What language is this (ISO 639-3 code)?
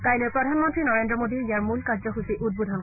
asm